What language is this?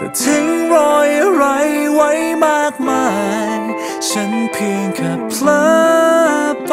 Thai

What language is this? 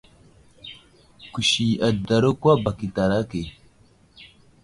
Wuzlam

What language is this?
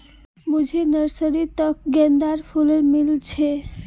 Magahi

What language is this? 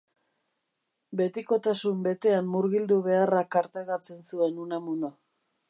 Basque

